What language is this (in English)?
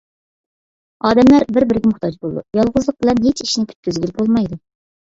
Uyghur